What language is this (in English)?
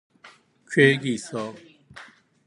Korean